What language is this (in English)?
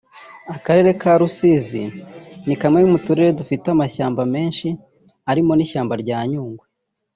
Kinyarwanda